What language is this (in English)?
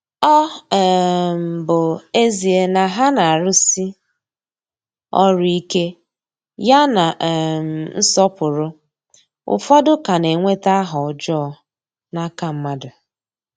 Igbo